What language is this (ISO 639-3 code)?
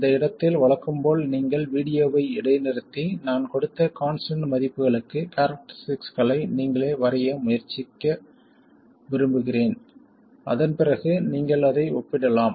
tam